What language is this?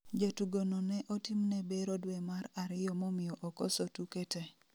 Luo (Kenya and Tanzania)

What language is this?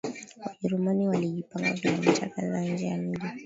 Swahili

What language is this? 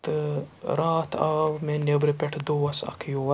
Kashmiri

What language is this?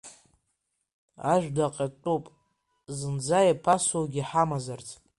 Abkhazian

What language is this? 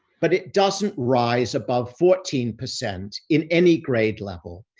English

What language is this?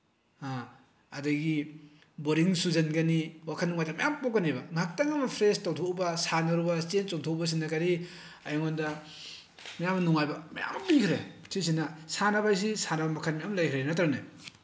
Manipuri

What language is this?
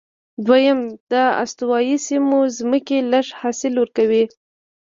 Pashto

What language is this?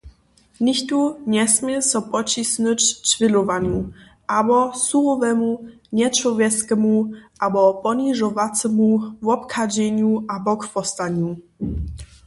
Upper Sorbian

